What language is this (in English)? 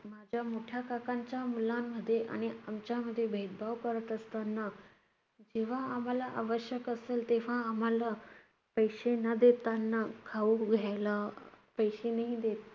Marathi